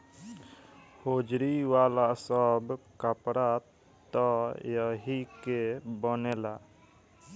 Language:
Bhojpuri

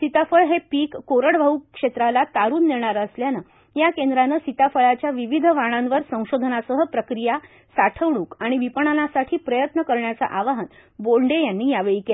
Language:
Marathi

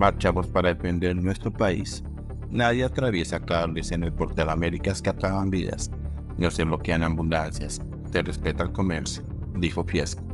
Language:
Spanish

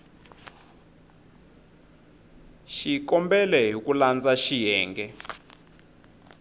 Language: Tsonga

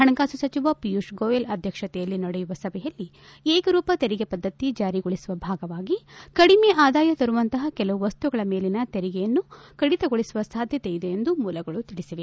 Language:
Kannada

